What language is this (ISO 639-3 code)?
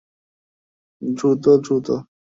ben